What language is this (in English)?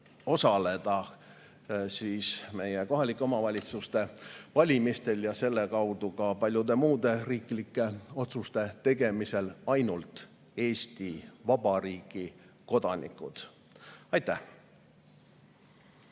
Estonian